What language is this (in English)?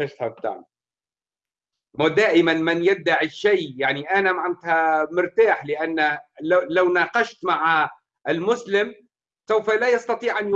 Arabic